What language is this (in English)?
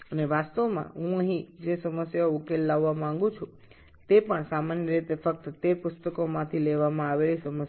Bangla